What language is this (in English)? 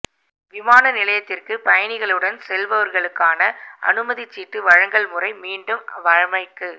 Tamil